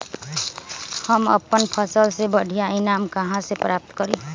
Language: Magahi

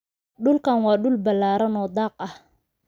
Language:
Somali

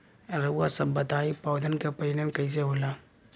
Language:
Bhojpuri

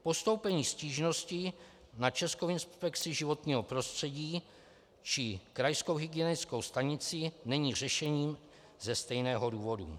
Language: Czech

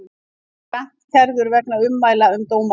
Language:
Icelandic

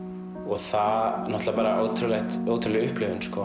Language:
Icelandic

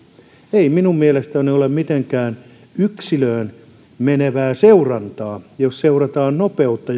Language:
Finnish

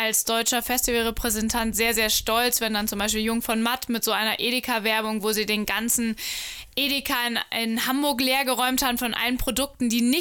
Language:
German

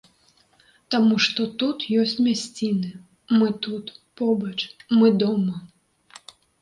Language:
Belarusian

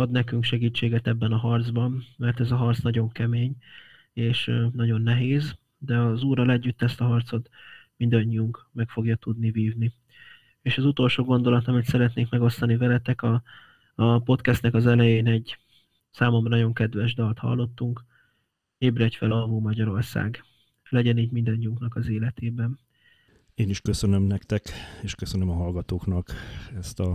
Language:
Hungarian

